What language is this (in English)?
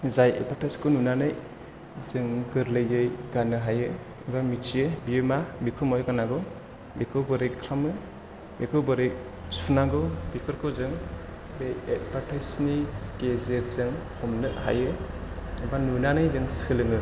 Bodo